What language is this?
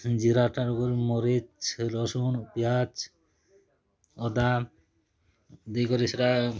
Odia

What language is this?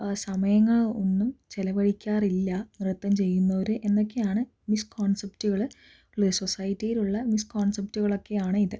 Malayalam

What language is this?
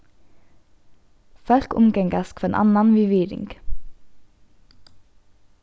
Faroese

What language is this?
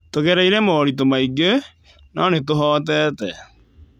Kikuyu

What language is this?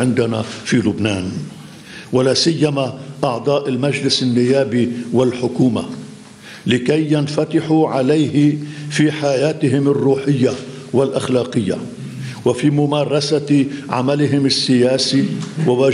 Arabic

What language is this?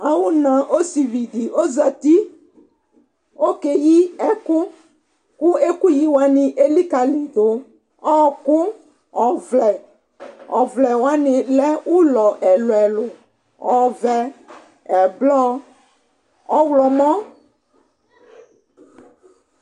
Ikposo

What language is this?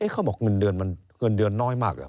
Thai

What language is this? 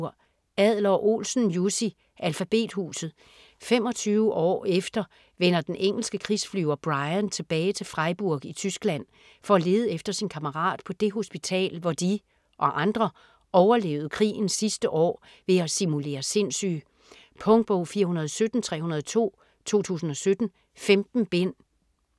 Danish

